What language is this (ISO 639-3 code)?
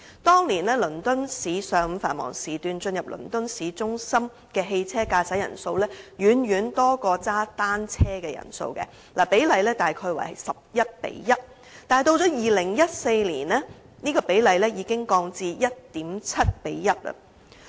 yue